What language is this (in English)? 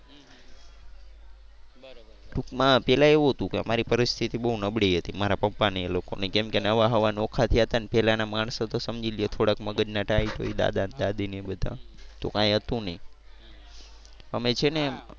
Gujarati